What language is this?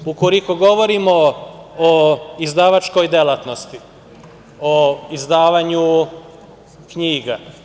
Serbian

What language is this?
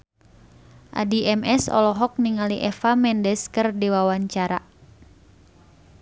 Sundanese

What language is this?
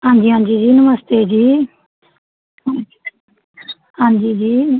Punjabi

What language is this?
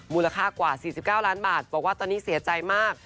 Thai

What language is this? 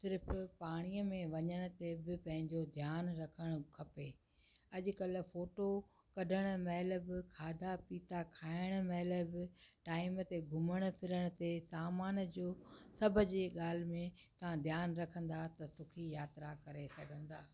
Sindhi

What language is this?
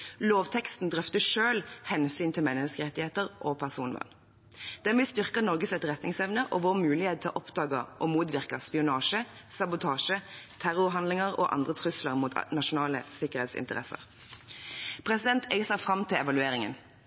Norwegian Bokmål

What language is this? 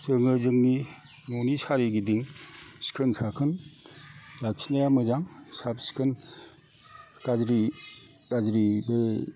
Bodo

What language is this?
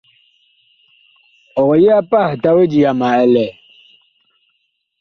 Bakoko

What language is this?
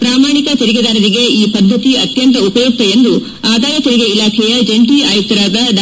Kannada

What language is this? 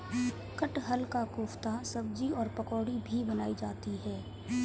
Hindi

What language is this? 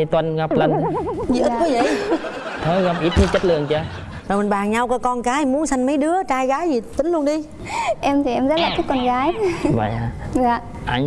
Vietnamese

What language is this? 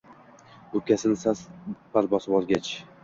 Uzbek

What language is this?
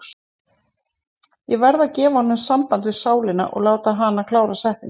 Icelandic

